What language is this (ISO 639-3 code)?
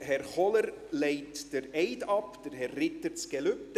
gsw